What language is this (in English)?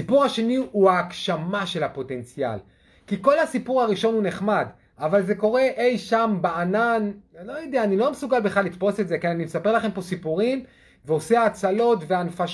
Hebrew